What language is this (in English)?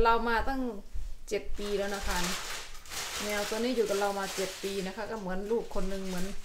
Thai